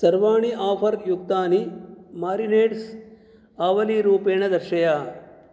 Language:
Sanskrit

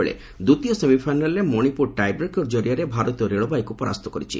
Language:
Odia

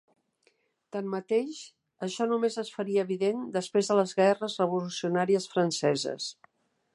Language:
Catalan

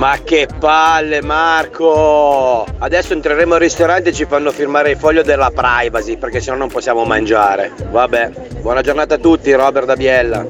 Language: Italian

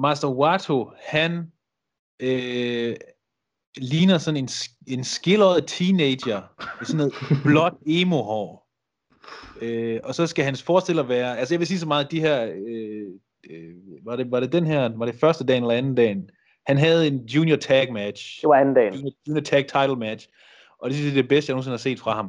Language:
Danish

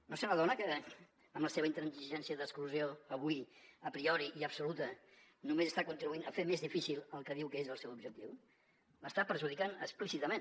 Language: Catalan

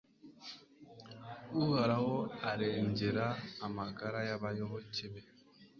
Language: Kinyarwanda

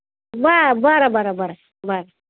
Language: Marathi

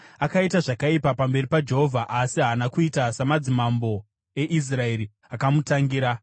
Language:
Shona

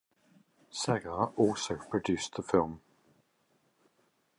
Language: English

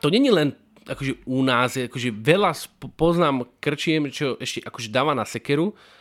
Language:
Slovak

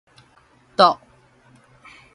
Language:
Min Nan Chinese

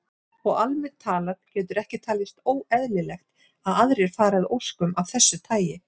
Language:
Icelandic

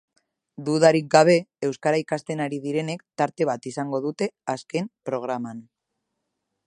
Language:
Basque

